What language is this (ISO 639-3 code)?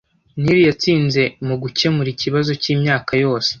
kin